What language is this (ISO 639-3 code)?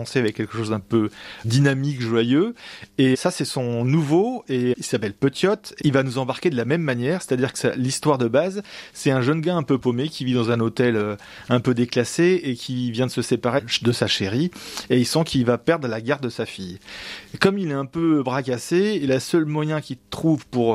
fra